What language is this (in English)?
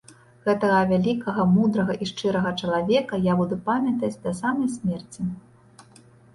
Belarusian